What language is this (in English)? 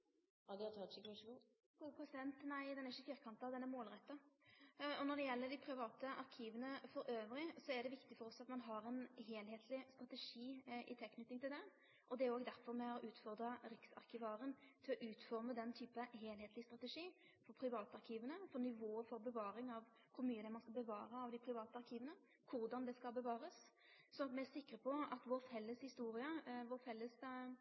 Norwegian